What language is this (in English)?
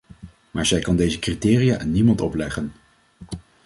Dutch